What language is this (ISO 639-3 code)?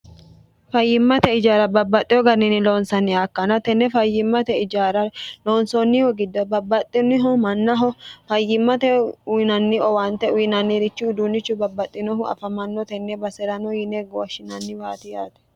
sid